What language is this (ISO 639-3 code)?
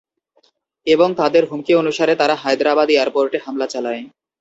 ben